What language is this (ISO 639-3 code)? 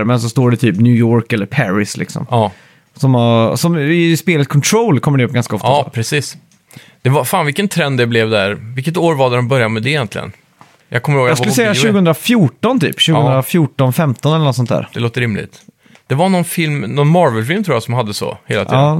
swe